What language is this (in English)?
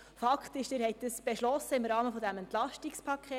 Swiss German